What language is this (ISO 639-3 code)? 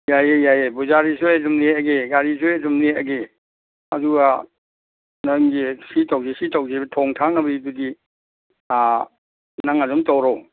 mni